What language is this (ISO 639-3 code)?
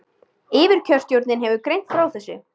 isl